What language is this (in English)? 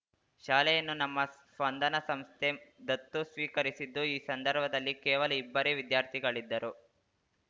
Kannada